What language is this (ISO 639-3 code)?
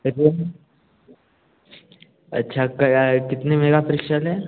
hin